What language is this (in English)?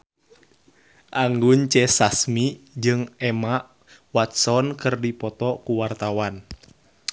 Sundanese